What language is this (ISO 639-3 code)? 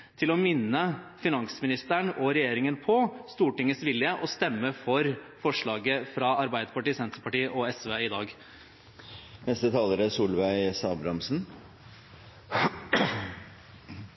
nor